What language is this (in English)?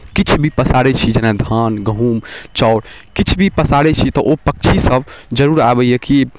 Maithili